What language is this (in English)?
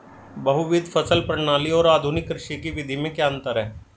Hindi